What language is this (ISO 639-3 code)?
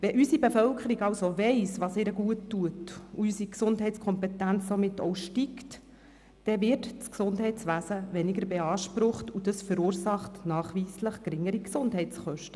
gsw